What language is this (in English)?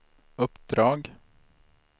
Swedish